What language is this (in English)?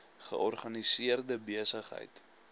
Afrikaans